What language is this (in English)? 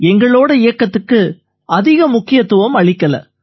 Tamil